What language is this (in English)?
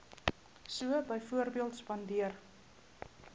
Afrikaans